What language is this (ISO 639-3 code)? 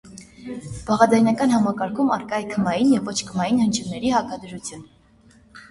hye